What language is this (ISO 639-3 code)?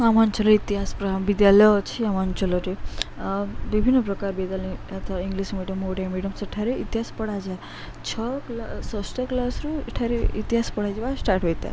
ori